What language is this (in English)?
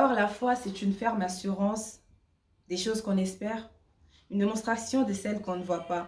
French